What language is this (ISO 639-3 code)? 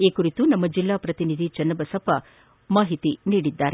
kan